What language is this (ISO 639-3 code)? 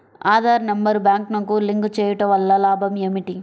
tel